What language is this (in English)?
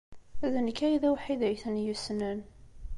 Kabyle